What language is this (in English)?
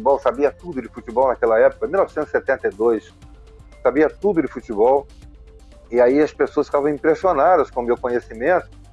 Portuguese